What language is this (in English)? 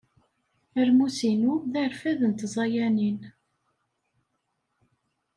Kabyle